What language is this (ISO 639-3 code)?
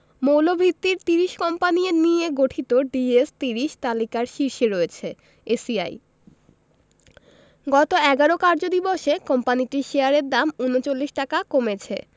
ben